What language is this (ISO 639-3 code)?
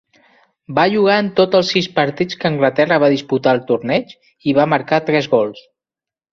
cat